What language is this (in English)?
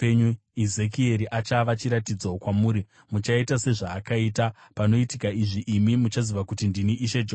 Shona